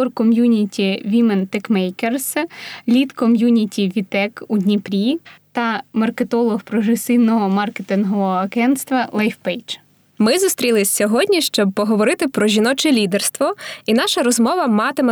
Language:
Ukrainian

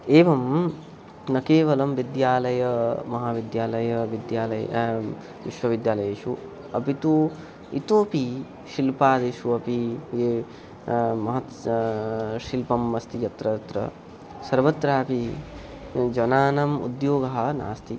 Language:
Sanskrit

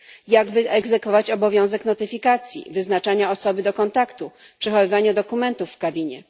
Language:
Polish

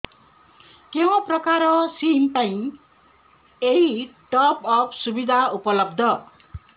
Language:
Odia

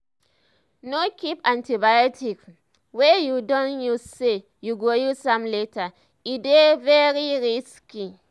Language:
Nigerian Pidgin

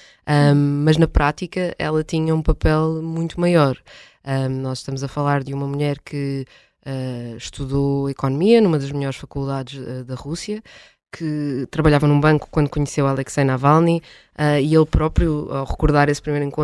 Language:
Portuguese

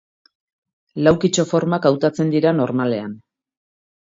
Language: Basque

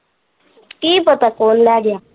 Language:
Punjabi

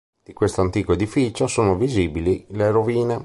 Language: Italian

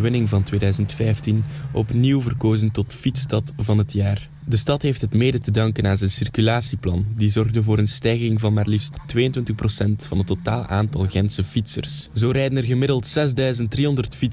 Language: Dutch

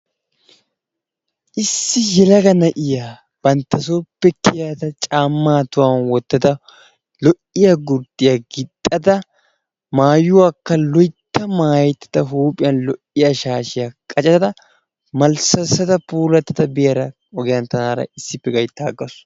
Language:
Wolaytta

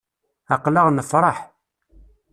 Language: Kabyle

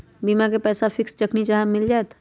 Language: Magahi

